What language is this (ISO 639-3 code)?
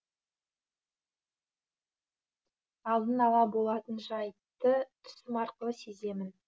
kaz